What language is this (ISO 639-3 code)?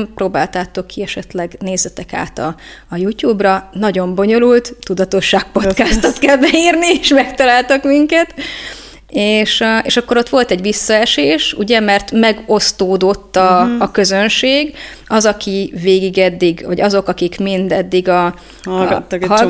hun